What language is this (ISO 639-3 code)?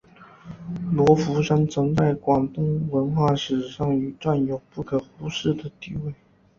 zho